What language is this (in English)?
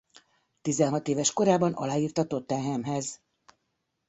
Hungarian